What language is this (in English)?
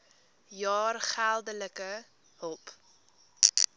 Afrikaans